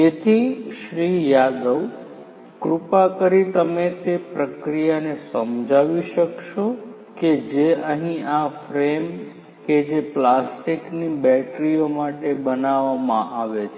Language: Gujarati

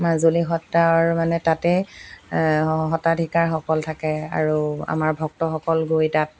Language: Assamese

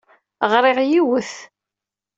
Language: Kabyle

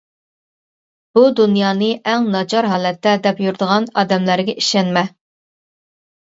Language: Uyghur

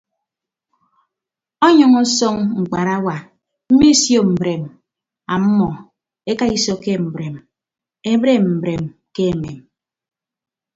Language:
Ibibio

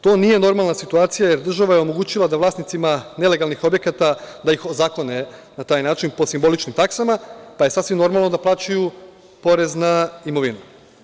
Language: Serbian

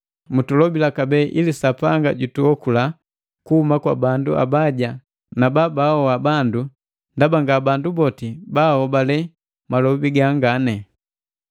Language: Matengo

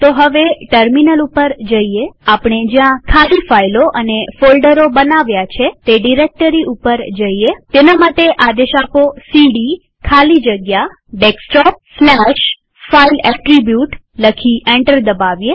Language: Gujarati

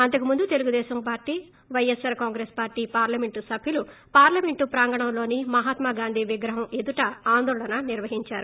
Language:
Telugu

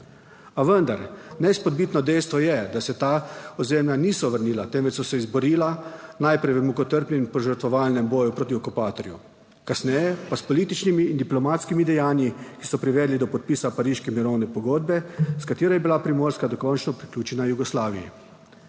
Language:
Slovenian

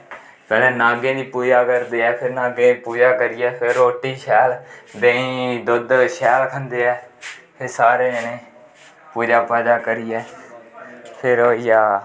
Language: Dogri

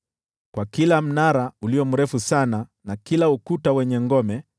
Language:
Swahili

